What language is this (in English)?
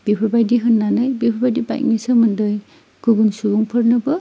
Bodo